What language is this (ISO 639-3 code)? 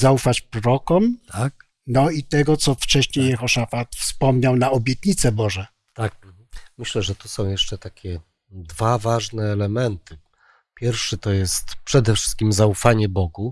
pol